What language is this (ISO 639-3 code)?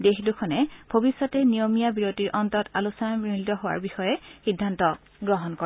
asm